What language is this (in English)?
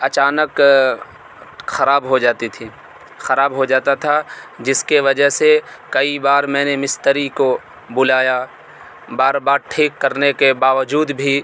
Urdu